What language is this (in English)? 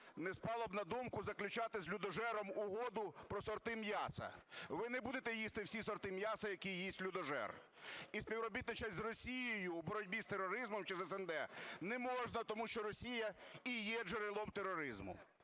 Ukrainian